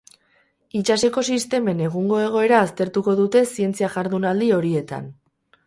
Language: Basque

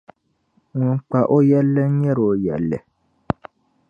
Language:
Dagbani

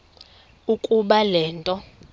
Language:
Xhosa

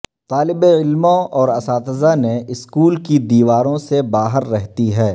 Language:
Urdu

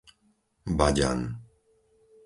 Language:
Slovak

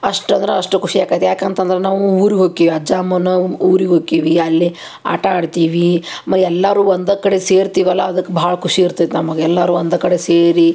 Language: Kannada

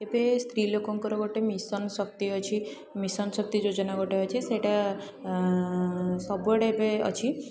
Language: Odia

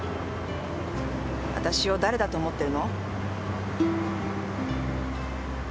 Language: Japanese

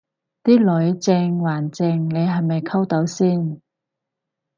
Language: Cantonese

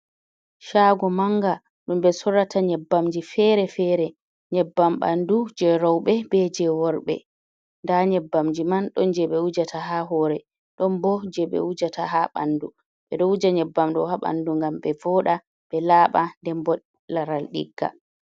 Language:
Fula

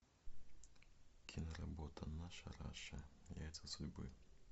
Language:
Russian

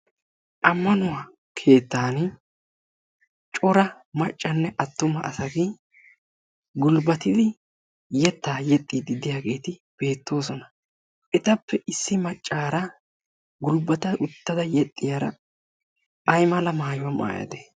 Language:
Wolaytta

